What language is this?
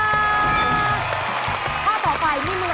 Thai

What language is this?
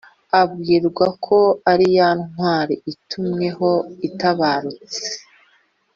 Kinyarwanda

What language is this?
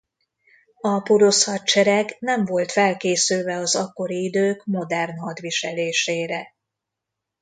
Hungarian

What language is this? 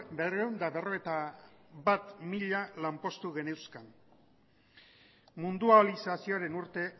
Basque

